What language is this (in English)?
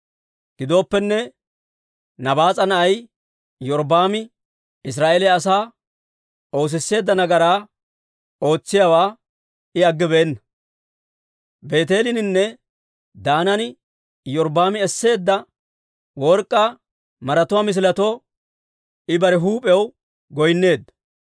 Dawro